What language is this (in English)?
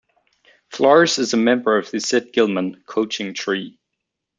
English